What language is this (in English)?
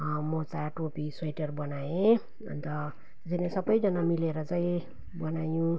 Nepali